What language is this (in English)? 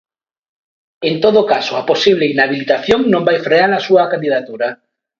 Galician